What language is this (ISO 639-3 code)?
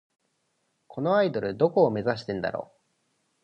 jpn